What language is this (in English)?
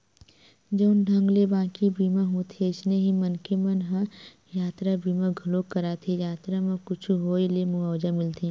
Chhattisgarhi